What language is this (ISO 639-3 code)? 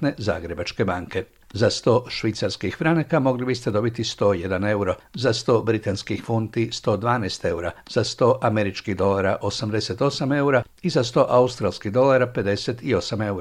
hrv